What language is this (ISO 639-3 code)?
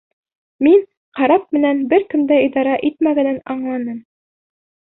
bak